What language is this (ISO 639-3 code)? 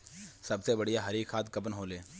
bho